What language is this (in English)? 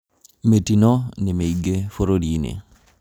Kikuyu